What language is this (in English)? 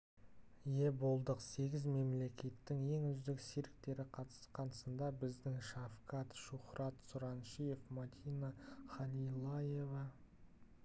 Kazakh